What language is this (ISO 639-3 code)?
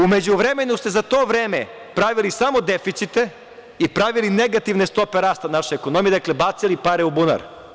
srp